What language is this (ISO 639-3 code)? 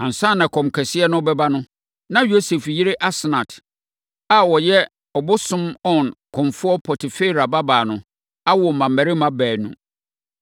aka